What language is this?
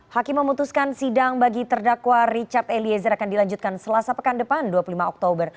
Indonesian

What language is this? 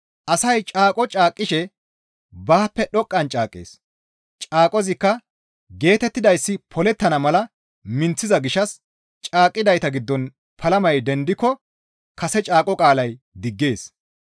Gamo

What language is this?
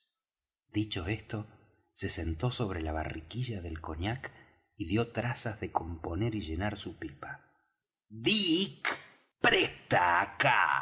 Spanish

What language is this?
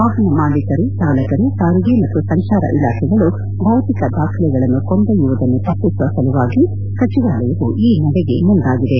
Kannada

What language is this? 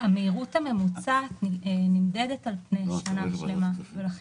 Hebrew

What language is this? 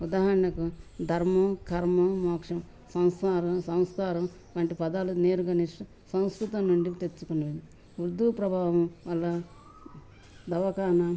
Telugu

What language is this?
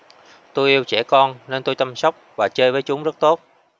Vietnamese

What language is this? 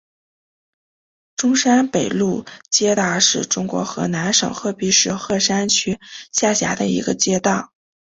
Chinese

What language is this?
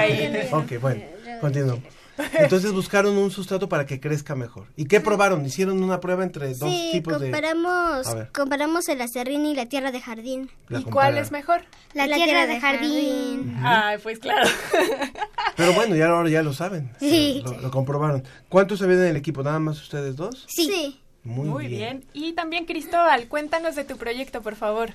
Spanish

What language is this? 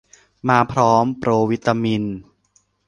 Thai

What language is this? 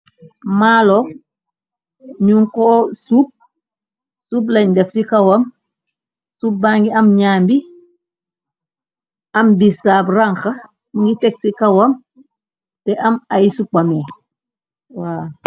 Wolof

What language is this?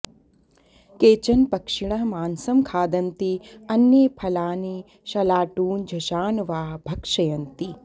Sanskrit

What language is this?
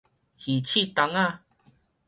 Min Nan Chinese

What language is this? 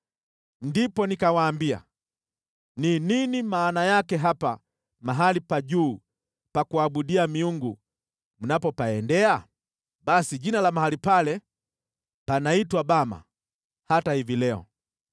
Swahili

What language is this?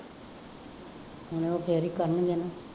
Punjabi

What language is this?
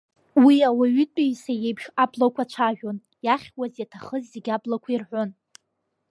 Abkhazian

